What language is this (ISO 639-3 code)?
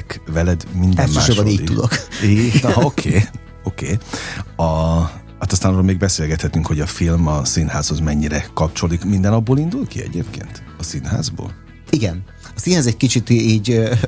hun